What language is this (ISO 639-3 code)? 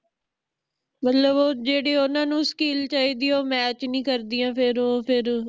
pan